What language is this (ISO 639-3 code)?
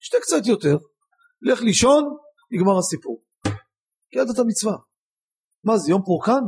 heb